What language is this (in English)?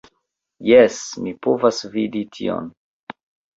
Esperanto